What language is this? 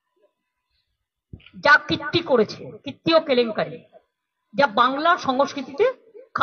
Bangla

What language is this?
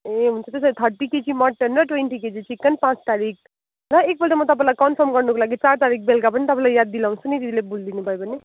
Nepali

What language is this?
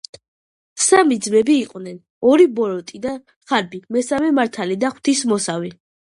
Georgian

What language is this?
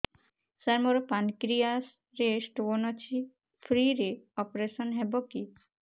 Odia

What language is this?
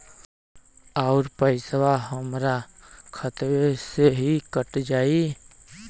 Bhojpuri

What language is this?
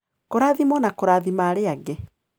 Kikuyu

